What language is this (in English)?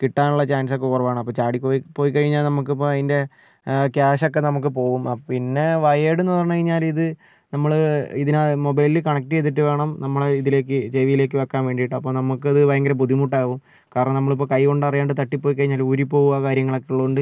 Malayalam